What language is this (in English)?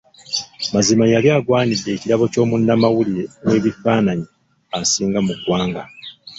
Ganda